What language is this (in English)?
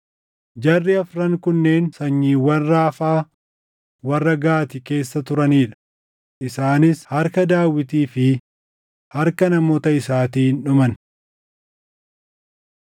Oromo